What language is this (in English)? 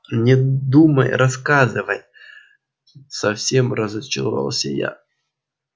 Russian